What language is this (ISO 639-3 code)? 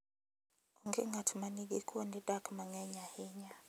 luo